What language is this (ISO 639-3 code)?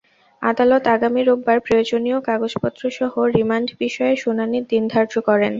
ben